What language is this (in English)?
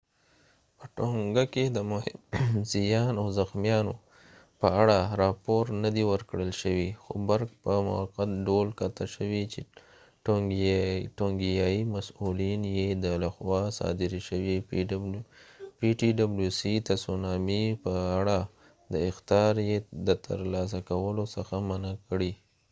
Pashto